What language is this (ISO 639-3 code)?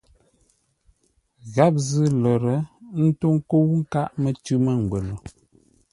nla